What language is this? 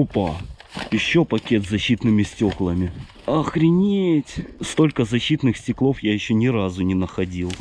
Russian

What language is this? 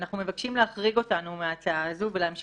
Hebrew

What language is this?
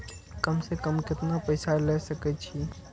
Maithili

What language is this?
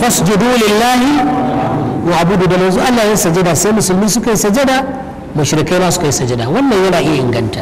Arabic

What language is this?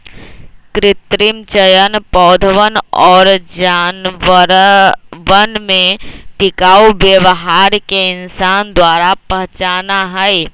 Magahi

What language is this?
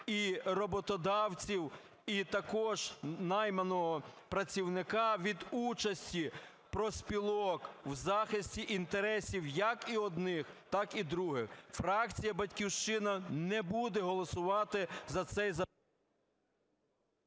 Ukrainian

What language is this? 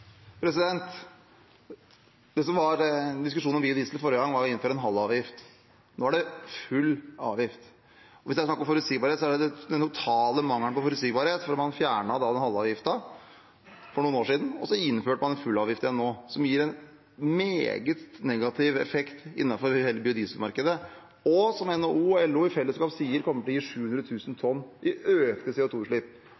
Norwegian Bokmål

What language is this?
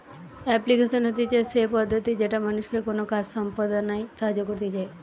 Bangla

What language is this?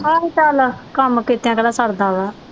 Punjabi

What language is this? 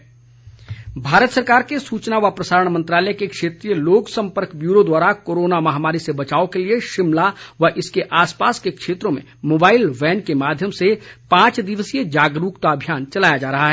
Hindi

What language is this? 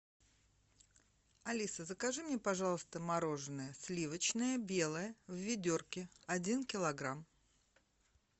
Russian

